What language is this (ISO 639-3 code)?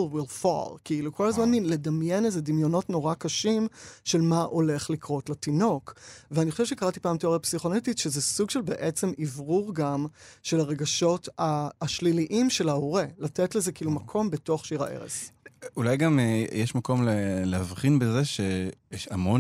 heb